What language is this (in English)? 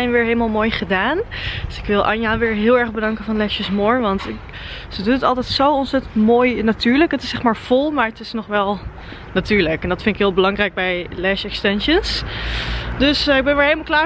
Dutch